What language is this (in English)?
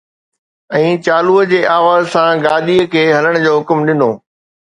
Sindhi